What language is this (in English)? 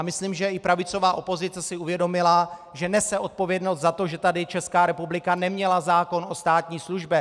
Czech